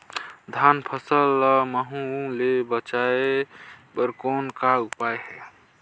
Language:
Chhattisgarhi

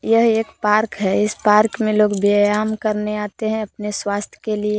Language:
Hindi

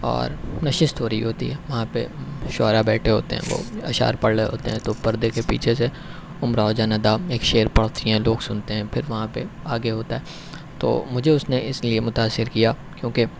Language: Urdu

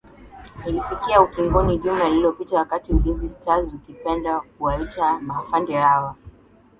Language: Swahili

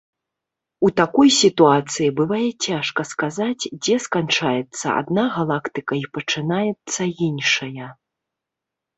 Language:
Belarusian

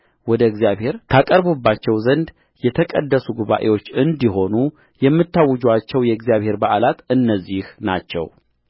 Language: Amharic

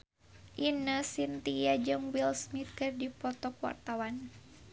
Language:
Sundanese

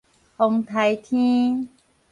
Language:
Min Nan Chinese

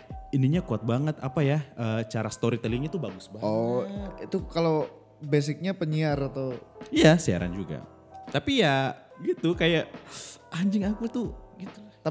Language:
Indonesian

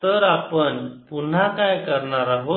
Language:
Marathi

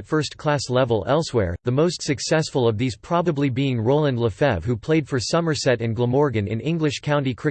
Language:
English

